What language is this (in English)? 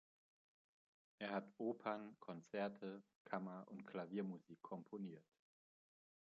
German